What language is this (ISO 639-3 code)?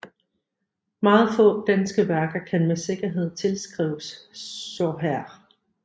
dan